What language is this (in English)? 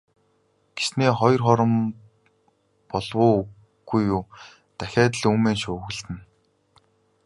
Mongolian